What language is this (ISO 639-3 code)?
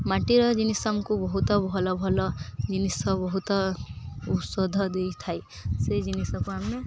ori